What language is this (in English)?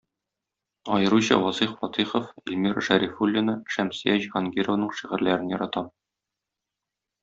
Tatar